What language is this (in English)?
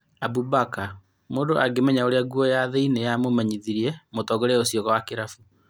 Kikuyu